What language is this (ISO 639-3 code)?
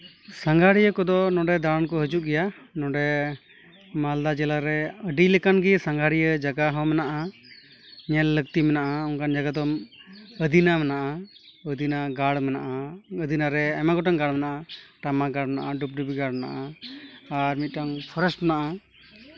sat